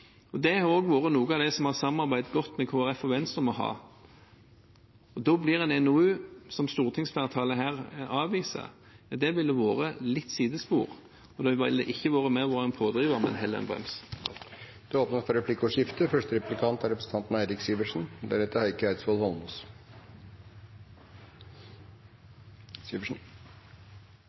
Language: Norwegian Bokmål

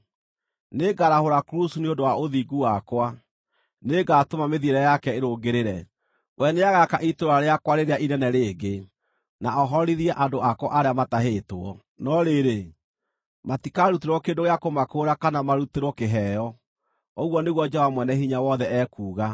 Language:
Kikuyu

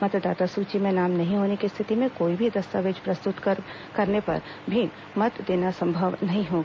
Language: Hindi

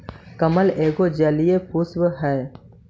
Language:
Magahi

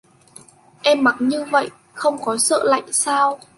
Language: Vietnamese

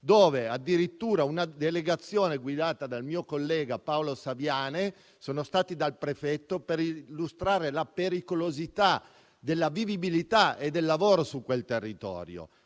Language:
Italian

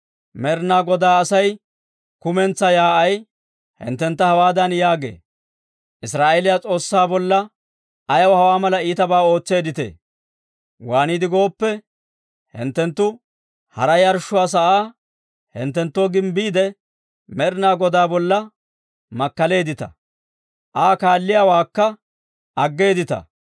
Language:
Dawro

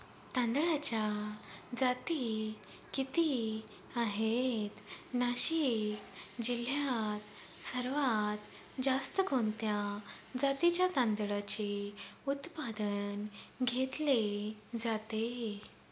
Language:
Marathi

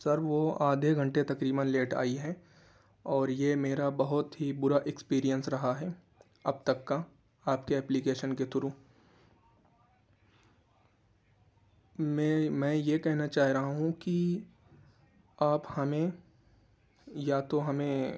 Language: Urdu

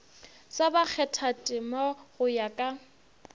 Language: Northern Sotho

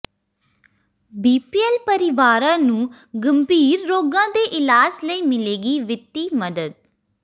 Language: Punjabi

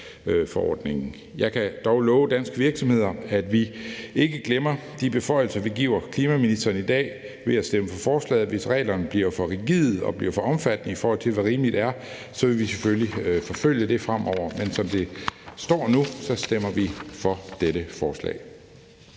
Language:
Danish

